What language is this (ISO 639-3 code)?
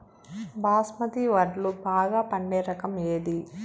tel